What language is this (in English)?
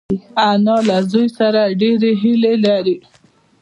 Pashto